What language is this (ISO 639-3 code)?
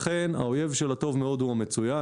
heb